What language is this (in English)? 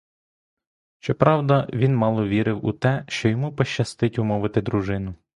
Ukrainian